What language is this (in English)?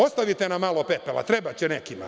Serbian